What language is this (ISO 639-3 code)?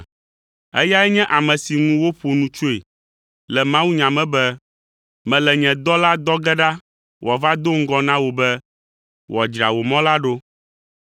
ewe